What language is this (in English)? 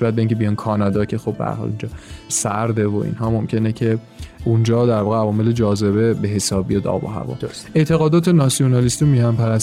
Persian